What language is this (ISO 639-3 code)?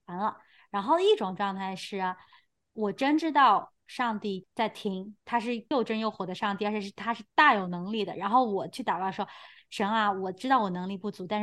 zho